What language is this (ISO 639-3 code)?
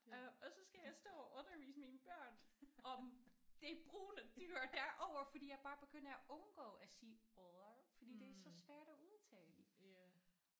dan